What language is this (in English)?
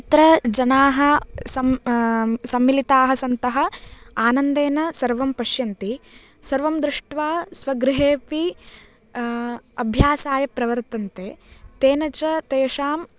Sanskrit